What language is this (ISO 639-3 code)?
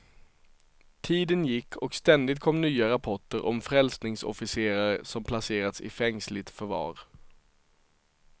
swe